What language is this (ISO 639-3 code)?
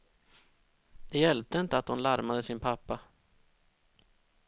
swe